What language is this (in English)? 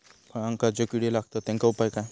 Marathi